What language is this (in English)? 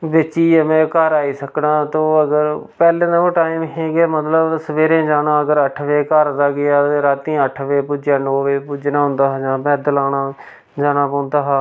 Dogri